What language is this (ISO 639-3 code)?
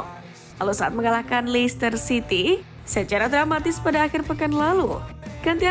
ind